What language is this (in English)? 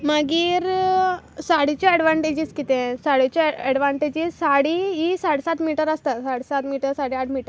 Konkani